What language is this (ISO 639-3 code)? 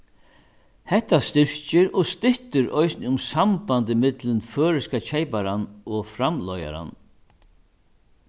fao